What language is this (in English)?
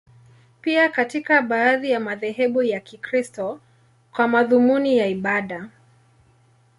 Swahili